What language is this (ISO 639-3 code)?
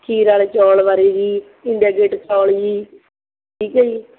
pan